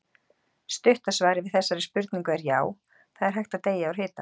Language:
Icelandic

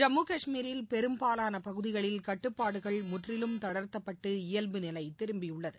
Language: Tamil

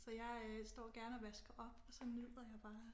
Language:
Danish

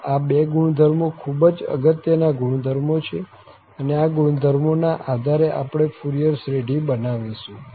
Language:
Gujarati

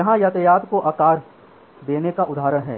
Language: Hindi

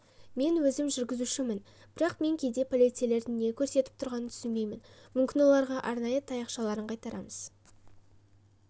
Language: Kazakh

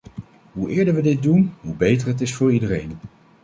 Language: Dutch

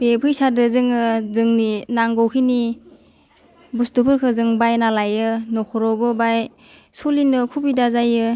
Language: Bodo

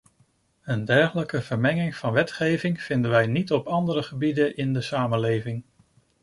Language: Dutch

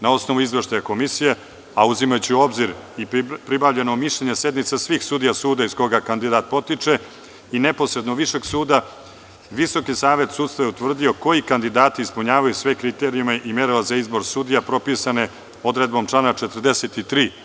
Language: Serbian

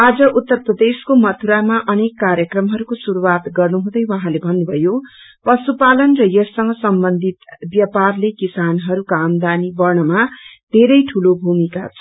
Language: Nepali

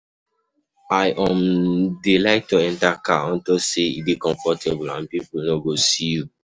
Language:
Nigerian Pidgin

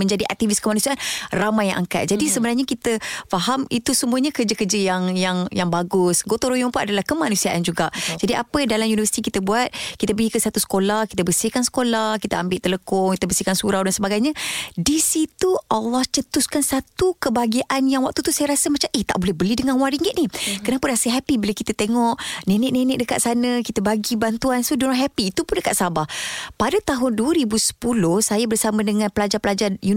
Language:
Malay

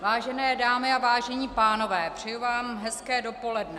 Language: Czech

